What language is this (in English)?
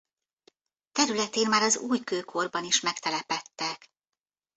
Hungarian